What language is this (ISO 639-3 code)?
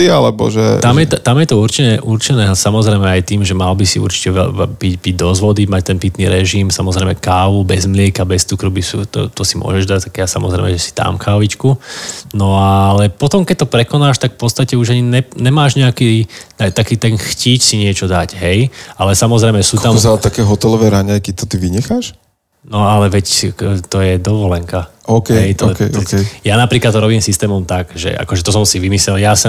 slk